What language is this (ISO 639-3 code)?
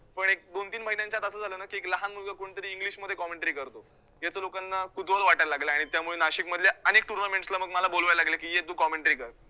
mar